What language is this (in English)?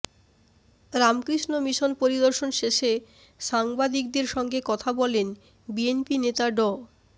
Bangla